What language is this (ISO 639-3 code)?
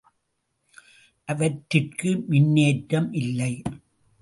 tam